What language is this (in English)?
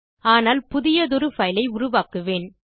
Tamil